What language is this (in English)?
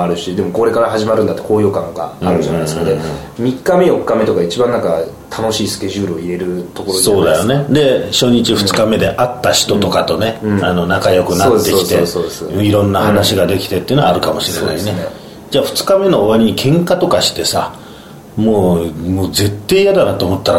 Japanese